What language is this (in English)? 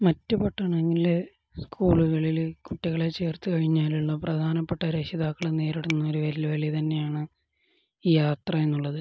Malayalam